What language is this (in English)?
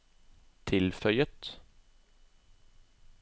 Norwegian